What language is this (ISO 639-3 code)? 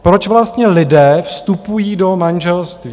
ces